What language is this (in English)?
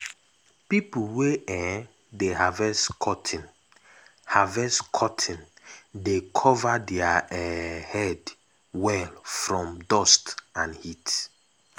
Nigerian Pidgin